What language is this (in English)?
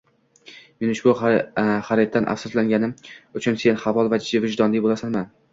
Uzbek